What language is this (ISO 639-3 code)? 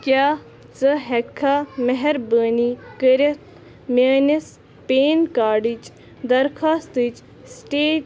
kas